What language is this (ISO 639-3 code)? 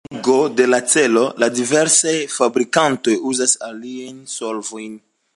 epo